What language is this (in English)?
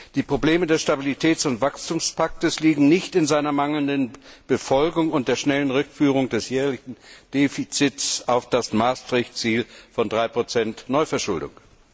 German